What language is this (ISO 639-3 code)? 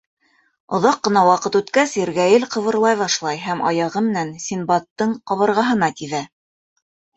bak